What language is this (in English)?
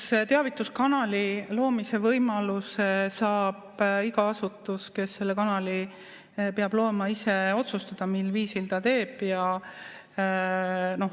Estonian